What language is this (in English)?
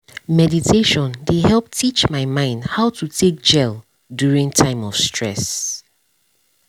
Nigerian Pidgin